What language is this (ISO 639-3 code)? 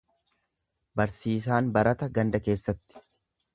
orm